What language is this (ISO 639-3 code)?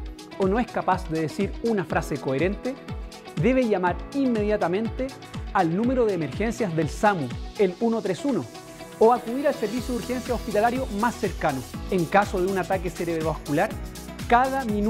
spa